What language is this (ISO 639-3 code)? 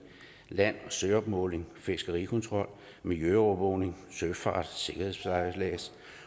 dan